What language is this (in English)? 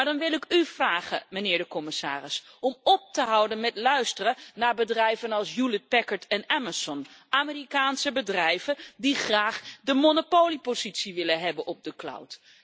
Dutch